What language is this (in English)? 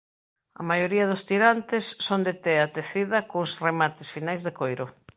Galician